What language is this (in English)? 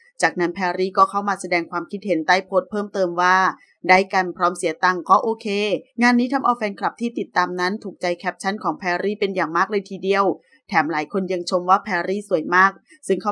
Thai